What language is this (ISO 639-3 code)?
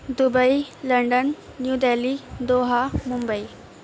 urd